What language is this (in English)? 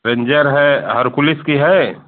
Hindi